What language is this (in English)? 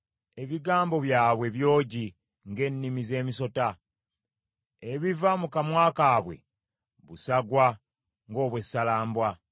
Ganda